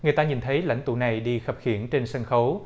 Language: Vietnamese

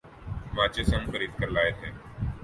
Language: Urdu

